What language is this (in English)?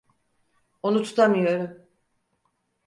Turkish